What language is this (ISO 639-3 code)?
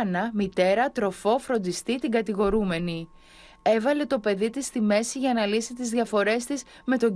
ell